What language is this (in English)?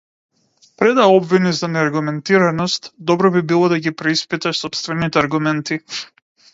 Macedonian